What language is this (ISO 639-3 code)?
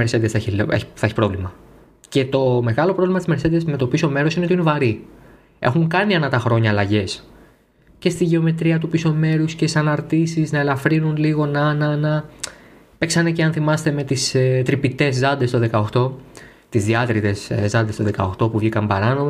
ell